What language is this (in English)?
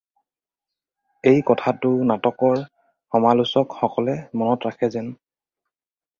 Assamese